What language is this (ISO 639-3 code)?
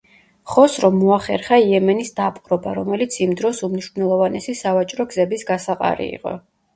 kat